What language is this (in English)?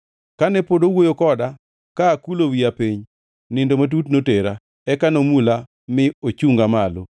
Luo (Kenya and Tanzania)